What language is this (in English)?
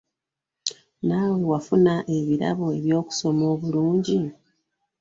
Ganda